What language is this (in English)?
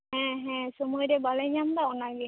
Santali